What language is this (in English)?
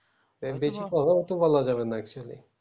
Bangla